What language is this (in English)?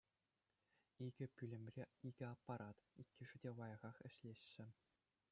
Chuvash